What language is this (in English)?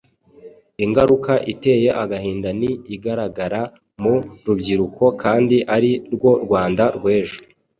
Kinyarwanda